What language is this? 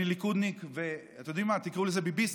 Hebrew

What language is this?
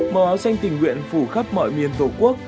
Vietnamese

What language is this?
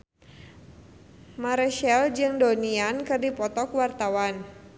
Sundanese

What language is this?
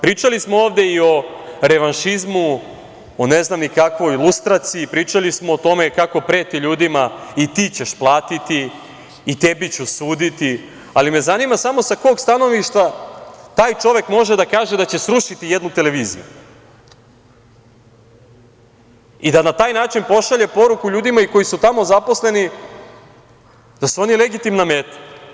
Serbian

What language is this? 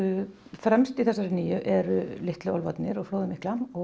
Icelandic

